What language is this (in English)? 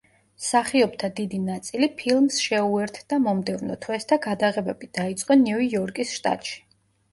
Georgian